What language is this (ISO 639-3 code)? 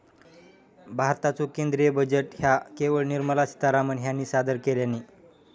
mar